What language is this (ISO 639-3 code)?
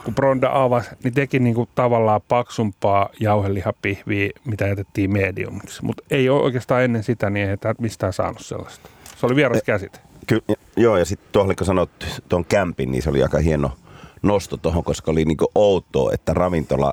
fin